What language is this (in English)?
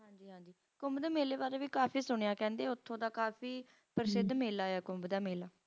Punjabi